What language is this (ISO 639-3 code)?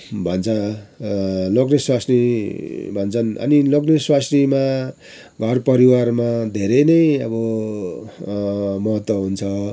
nep